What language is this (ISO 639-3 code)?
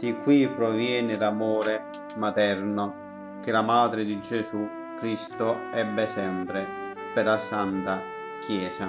ita